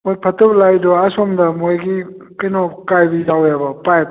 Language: Manipuri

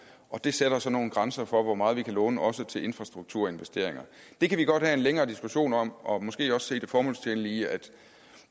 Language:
Danish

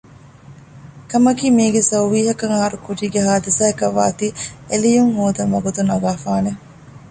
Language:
Divehi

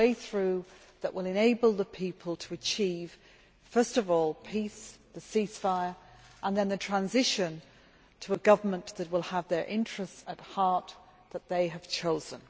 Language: English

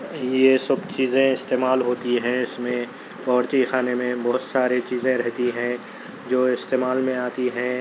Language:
Urdu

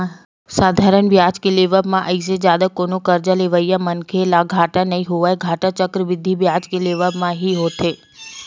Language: Chhattisgarhi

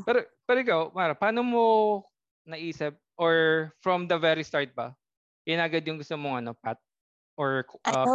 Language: Filipino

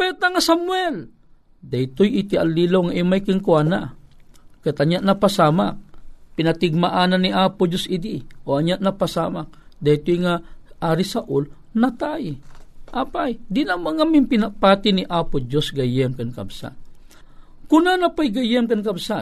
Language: Filipino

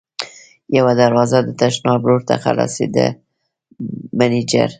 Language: Pashto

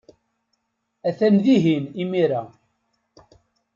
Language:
Kabyle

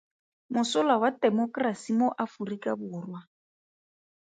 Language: Tswana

